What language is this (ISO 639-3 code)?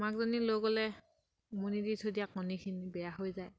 asm